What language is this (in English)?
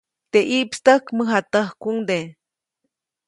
Copainalá Zoque